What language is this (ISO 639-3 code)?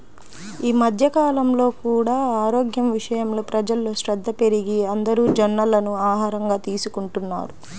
tel